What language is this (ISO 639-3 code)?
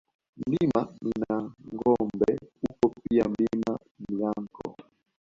swa